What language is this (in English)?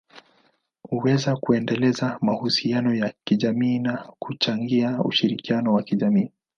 Swahili